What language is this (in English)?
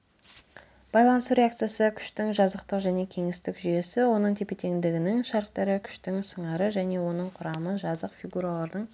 Kazakh